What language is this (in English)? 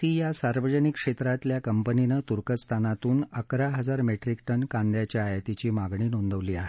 Marathi